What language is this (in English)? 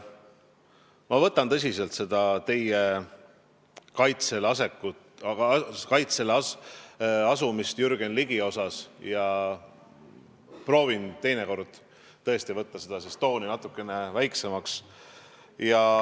Estonian